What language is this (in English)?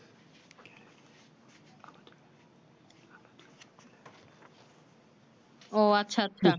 Bangla